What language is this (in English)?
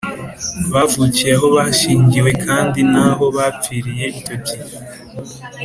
Kinyarwanda